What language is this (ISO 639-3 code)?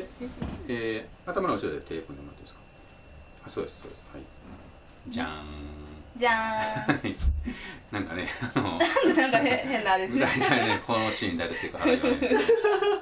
jpn